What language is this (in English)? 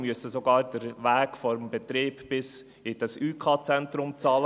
Swiss German